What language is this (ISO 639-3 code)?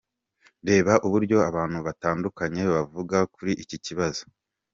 kin